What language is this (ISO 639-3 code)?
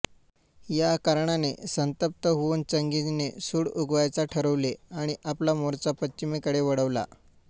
mar